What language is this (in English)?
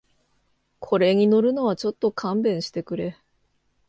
Japanese